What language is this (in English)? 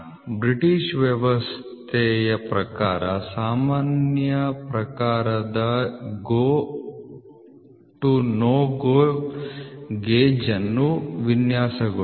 Kannada